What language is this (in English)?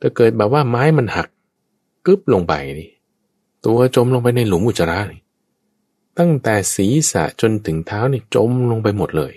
Thai